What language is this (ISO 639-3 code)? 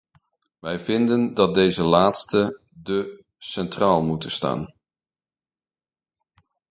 nld